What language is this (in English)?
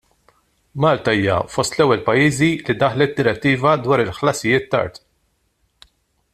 Maltese